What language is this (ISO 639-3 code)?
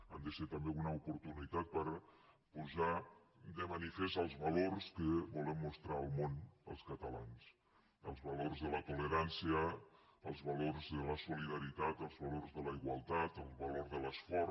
cat